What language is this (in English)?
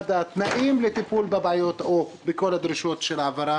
Hebrew